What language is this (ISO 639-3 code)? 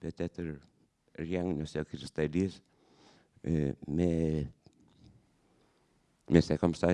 fra